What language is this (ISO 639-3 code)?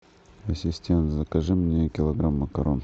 rus